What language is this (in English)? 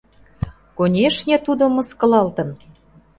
Mari